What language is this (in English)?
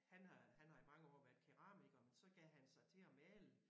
Danish